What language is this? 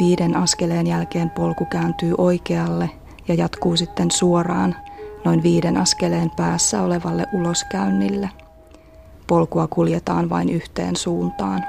Finnish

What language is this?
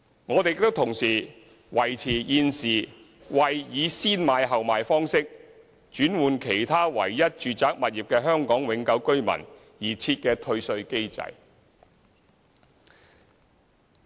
Cantonese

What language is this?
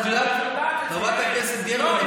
Hebrew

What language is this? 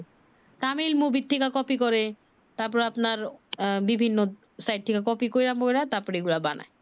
Bangla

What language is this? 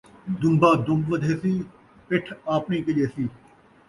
Saraiki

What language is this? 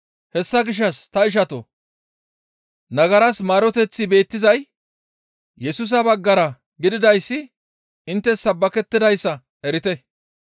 Gamo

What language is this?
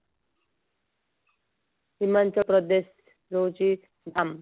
Odia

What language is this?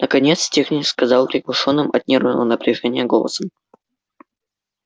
Russian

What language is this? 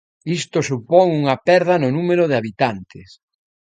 Galician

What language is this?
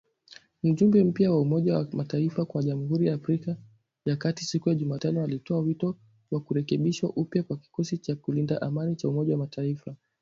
Swahili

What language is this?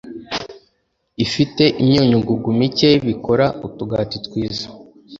Kinyarwanda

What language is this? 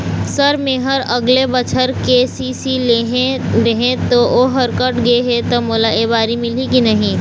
Chhattisgarhi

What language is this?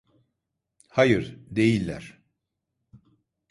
Turkish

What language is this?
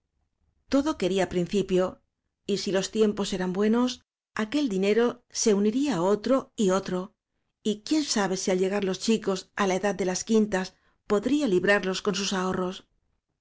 Spanish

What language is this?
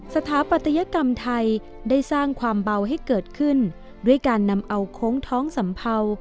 Thai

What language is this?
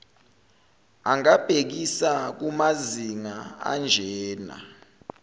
Zulu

